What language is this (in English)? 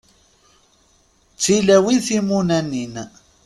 Kabyle